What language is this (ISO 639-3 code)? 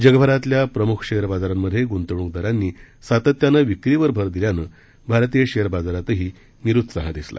mar